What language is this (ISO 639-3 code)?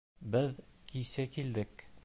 bak